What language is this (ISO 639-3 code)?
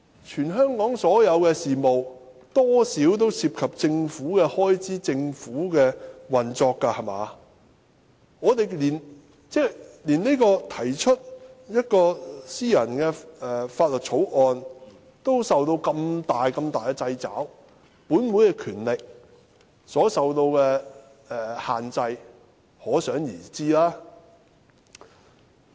yue